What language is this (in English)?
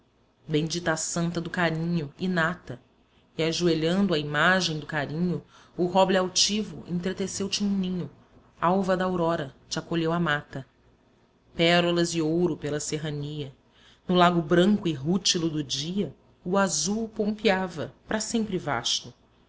Portuguese